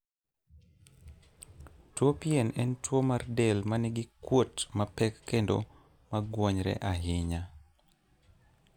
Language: Luo (Kenya and Tanzania)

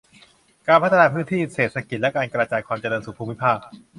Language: Thai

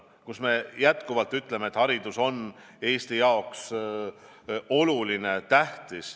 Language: Estonian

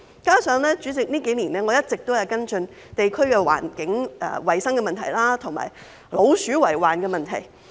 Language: Cantonese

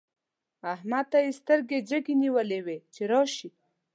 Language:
Pashto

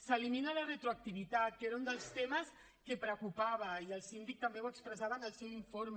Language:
Catalan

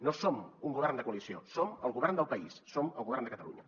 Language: Catalan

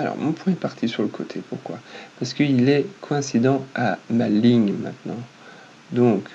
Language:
French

